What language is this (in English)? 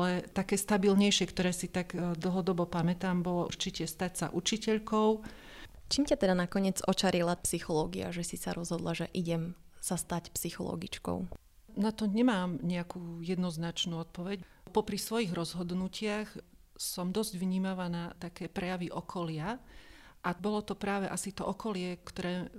Slovak